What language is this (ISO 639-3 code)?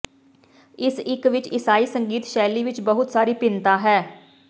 pan